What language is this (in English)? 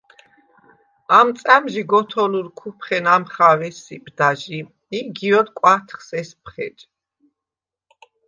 Svan